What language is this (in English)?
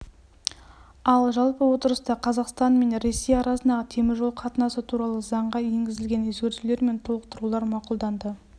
Kazakh